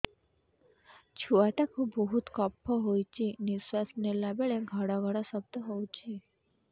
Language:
Odia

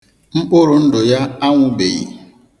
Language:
Igbo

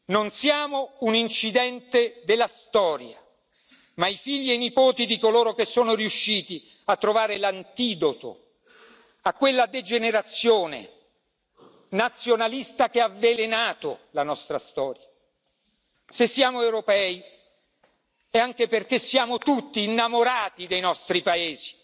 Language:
Italian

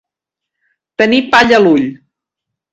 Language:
Catalan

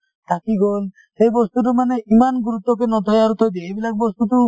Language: Assamese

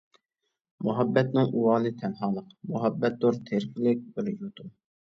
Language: Uyghur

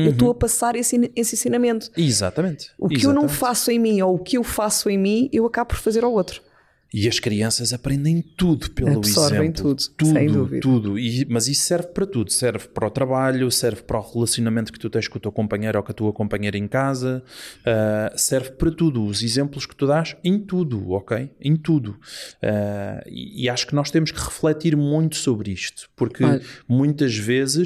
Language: Portuguese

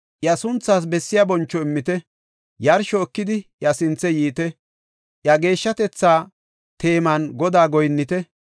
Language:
Gofa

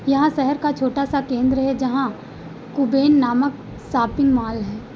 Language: Hindi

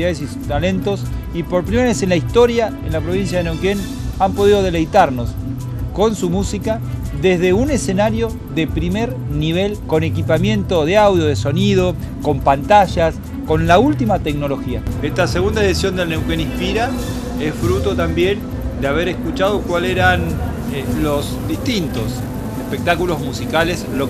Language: Spanish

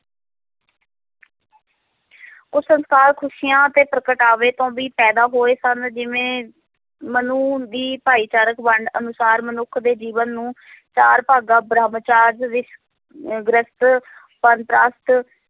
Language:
Punjabi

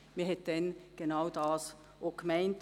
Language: Swiss German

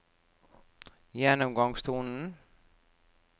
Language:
Norwegian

